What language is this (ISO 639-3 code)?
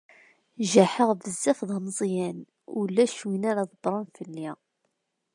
kab